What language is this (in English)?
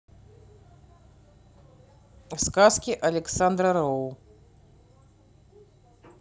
Russian